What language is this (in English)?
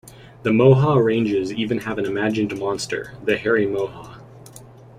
English